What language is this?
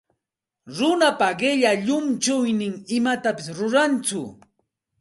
Santa Ana de Tusi Pasco Quechua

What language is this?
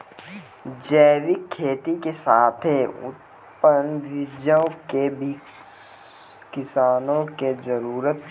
Maithili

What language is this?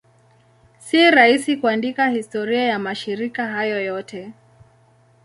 Swahili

